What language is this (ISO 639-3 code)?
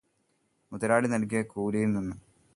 mal